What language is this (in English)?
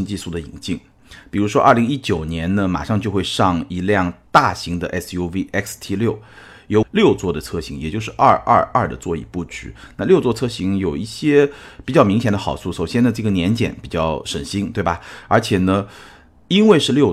Chinese